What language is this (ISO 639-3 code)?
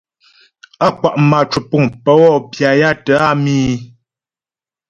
bbj